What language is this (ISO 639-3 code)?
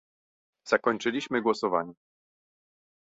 pol